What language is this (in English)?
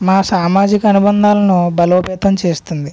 Telugu